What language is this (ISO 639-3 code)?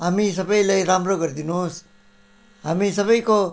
nep